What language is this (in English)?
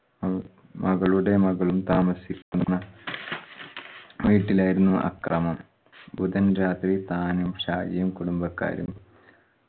Malayalam